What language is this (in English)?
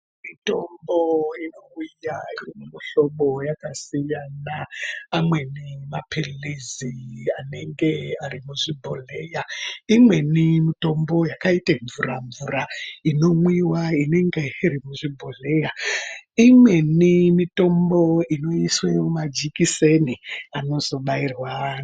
Ndau